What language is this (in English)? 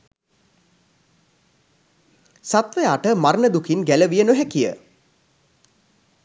Sinhala